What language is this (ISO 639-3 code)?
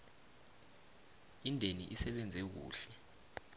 nbl